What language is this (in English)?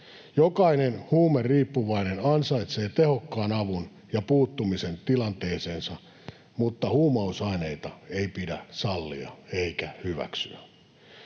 Finnish